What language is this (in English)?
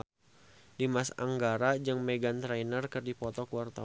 Sundanese